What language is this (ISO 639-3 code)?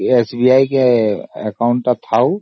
ori